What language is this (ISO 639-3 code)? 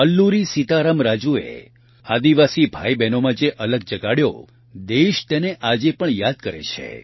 guj